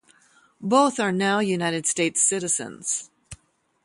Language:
English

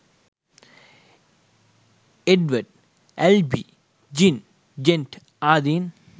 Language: Sinhala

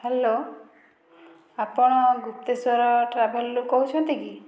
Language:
Odia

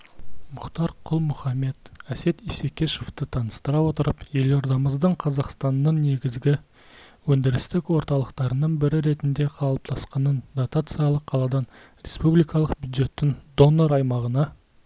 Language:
Kazakh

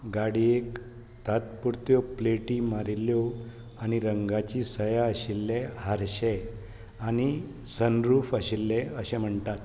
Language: Konkani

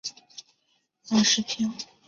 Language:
Chinese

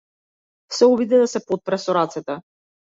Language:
Macedonian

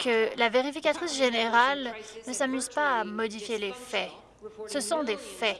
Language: French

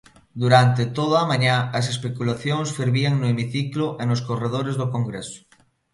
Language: Galician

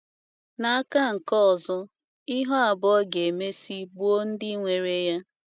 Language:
Igbo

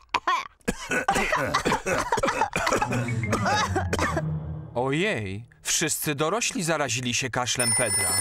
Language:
Polish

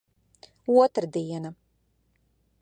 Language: Latvian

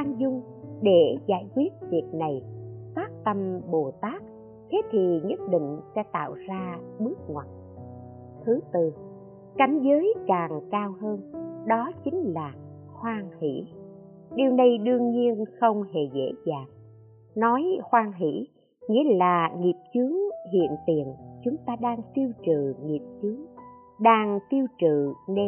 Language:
Vietnamese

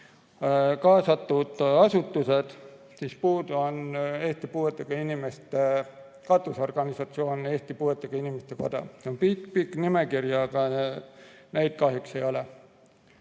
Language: Estonian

